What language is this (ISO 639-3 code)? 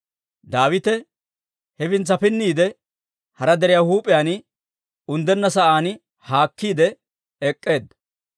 dwr